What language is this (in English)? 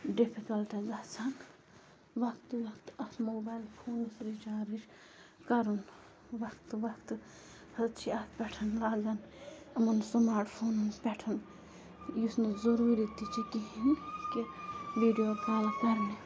Kashmiri